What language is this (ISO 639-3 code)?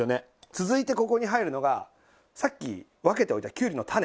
jpn